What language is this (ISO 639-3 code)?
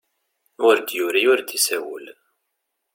kab